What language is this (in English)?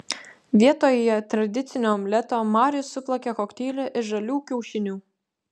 Lithuanian